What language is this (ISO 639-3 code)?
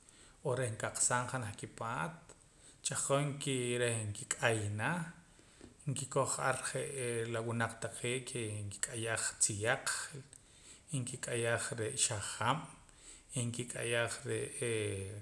poc